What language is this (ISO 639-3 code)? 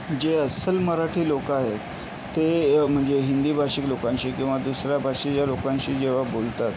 mar